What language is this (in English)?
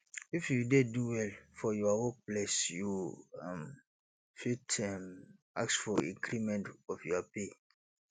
Nigerian Pidgin